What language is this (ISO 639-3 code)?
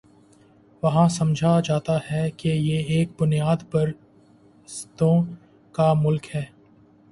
urd